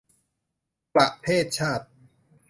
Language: Thai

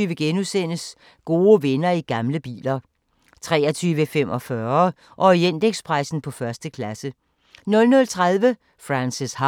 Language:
Danish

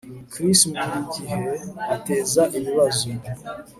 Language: Kinyarwanda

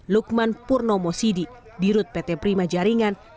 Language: Indonesian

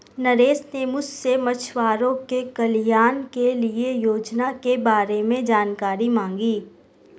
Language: Hindi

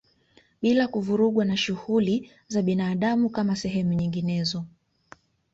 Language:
Swahili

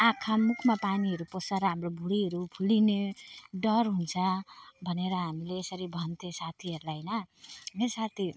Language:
Nepali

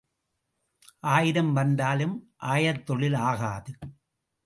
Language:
Tamil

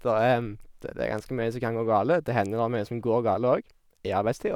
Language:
Norwegian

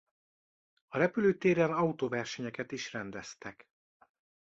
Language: Hungarian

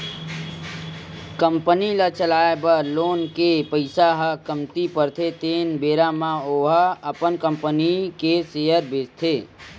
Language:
Chhattisgarhi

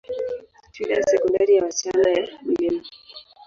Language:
Swahili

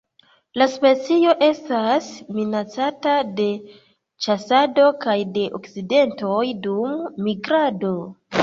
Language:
Esperanto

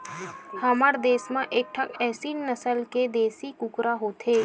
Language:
Chhattisgarhi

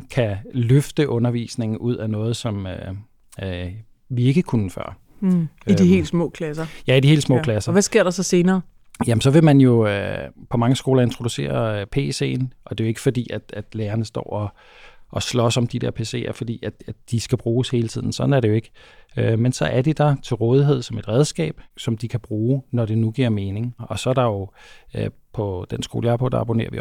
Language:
Danish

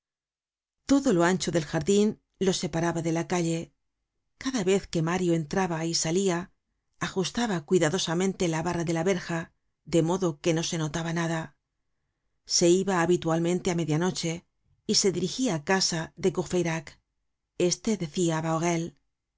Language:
Spanish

